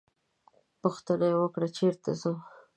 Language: Pashto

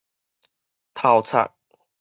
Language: Min Nan Chinese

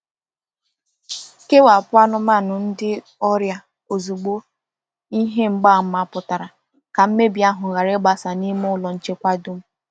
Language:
Igbo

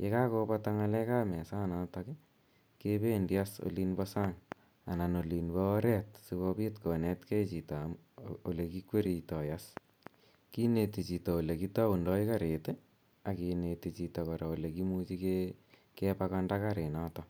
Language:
Kalenjin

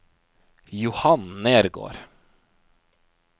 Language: Norwegian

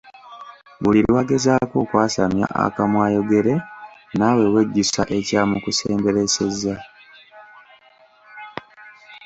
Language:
Ganda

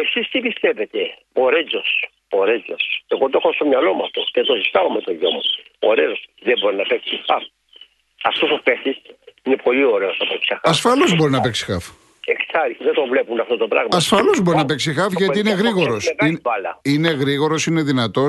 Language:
Greek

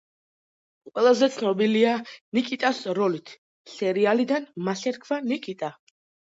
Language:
Georgian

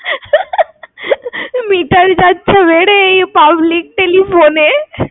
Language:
Bangla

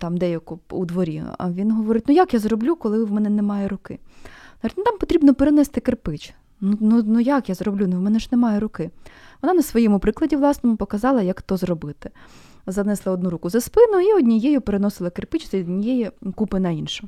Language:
Ukrainian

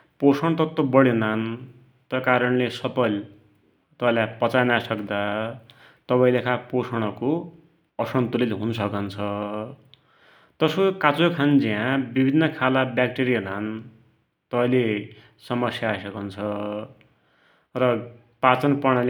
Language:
Dotyali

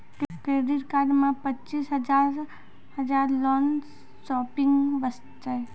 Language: Maithili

